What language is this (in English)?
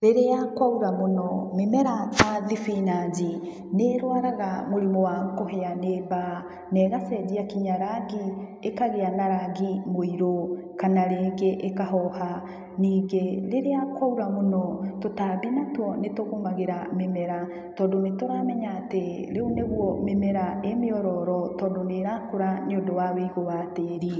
Kikuyu